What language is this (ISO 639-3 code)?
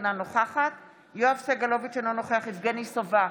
heb